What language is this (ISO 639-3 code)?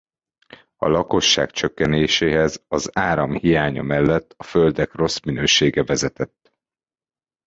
hun